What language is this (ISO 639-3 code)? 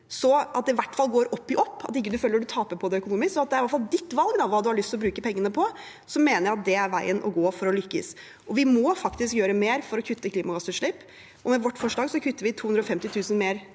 nor